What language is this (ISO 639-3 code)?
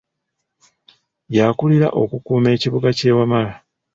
lug